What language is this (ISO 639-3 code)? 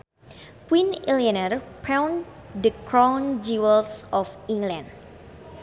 sun